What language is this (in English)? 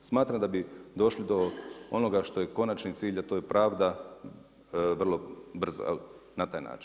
Croatian